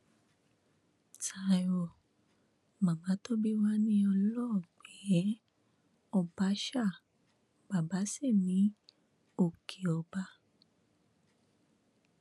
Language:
Yoruba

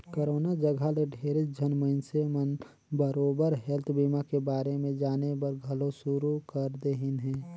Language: Chhattisgarhi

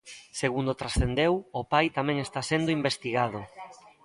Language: Galician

